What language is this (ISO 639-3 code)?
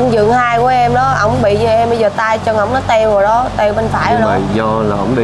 vie